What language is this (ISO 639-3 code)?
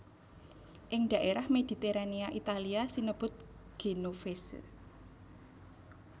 jav